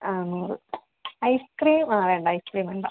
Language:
Malayalam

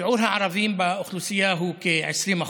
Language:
Hebrew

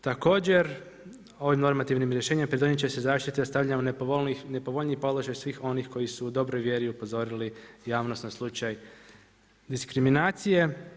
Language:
Croatian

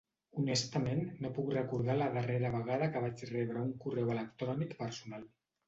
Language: Catalan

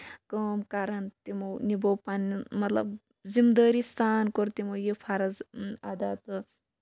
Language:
Kashmiri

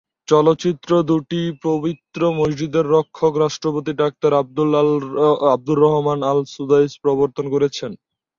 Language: Bangla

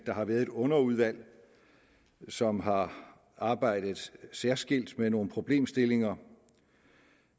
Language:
Danish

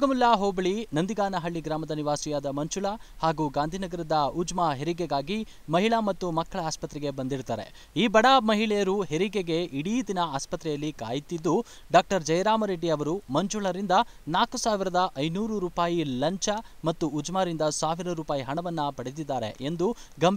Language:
Kannada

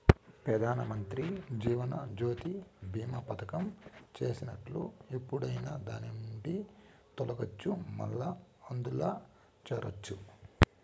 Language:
Telugu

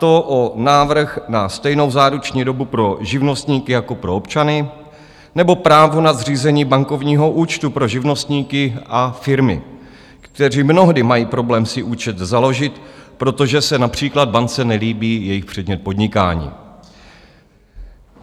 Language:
Czech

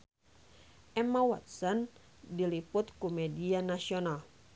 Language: Sundanese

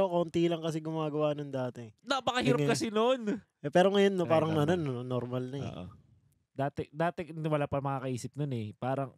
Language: Filipino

